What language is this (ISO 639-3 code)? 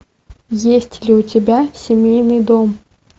rus